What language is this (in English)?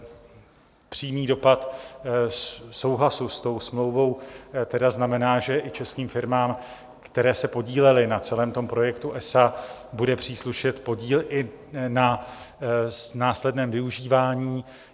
Czech